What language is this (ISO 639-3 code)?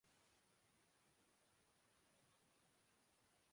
urd